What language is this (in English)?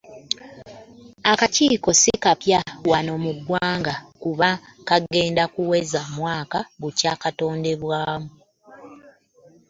Ganda